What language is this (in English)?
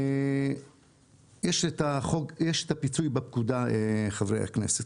Hebrew